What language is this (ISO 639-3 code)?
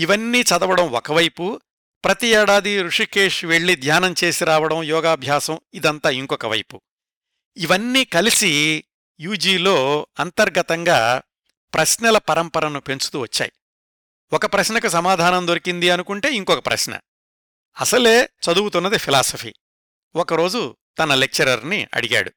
tel